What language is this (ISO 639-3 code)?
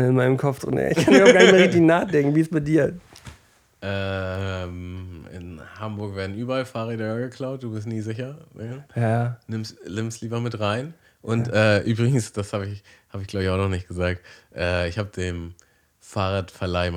deu